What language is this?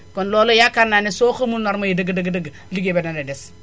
Wolof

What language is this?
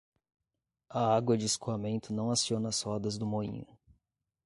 Portuguese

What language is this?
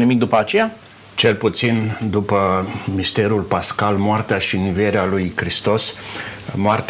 Romanian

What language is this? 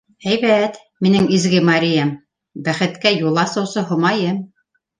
Bashkir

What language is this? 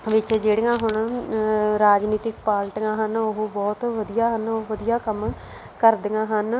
Punjabi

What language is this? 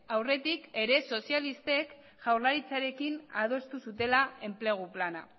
Basque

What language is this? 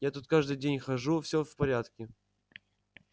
Russian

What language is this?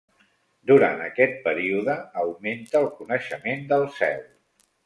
Catalan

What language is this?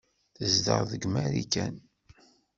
Kabyle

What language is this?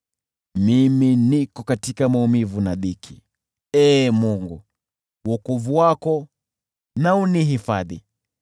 Swahili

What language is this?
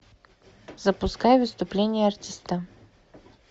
Russian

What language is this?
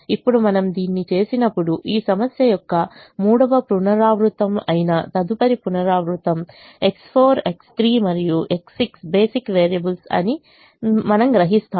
Telugu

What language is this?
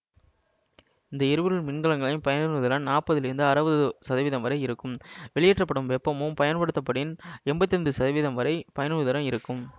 Tamil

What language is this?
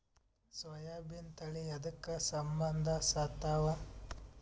Kannada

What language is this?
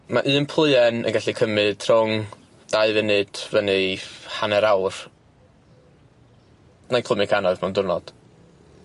Welsh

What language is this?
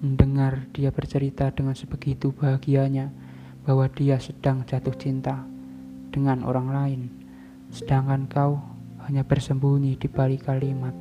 Indonesian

